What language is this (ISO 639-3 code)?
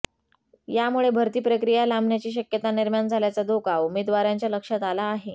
mar